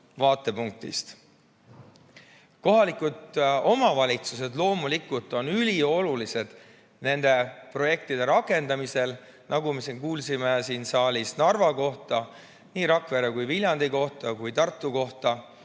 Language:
Estonian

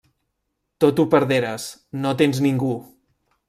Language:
Catalan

